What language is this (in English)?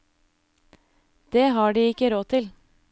Norwegian